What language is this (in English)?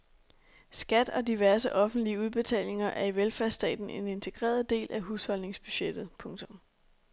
Danish